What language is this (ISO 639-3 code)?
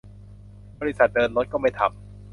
tha